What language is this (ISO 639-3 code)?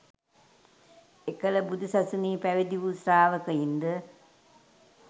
sin